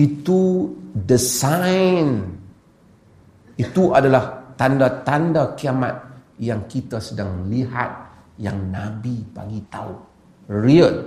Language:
Malay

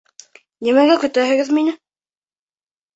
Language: Bashkir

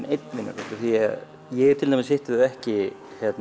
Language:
Icelandic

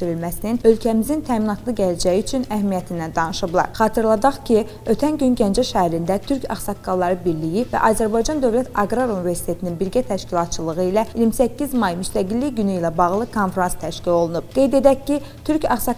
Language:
Turkish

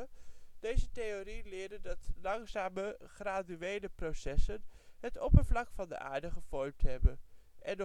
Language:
Dutch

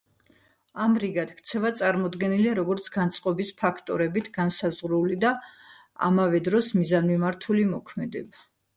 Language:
Georgian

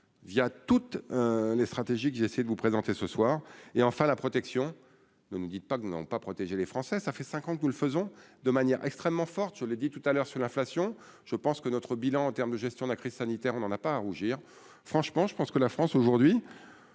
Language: French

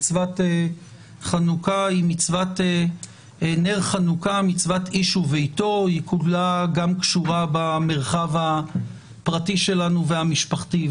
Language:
Hebrew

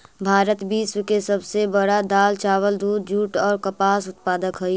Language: Magahi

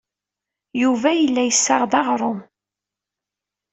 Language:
Kabyle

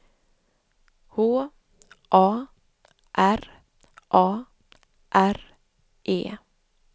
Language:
Swedish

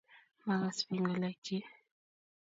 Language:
Kalenjin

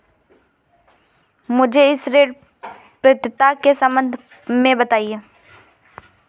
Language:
Hindi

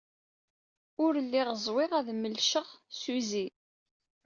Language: Kabyle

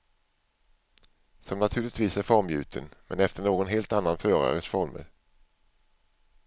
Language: Swedish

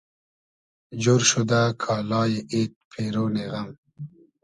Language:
Hazaragi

